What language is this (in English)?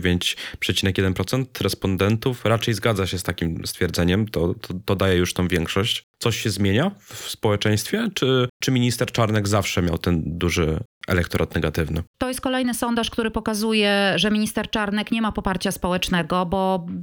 Polish